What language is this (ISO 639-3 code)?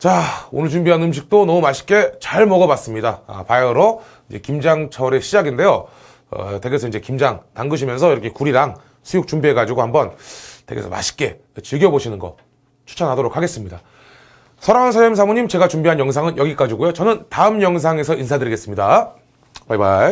kor